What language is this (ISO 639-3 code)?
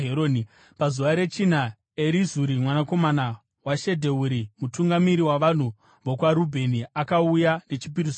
sna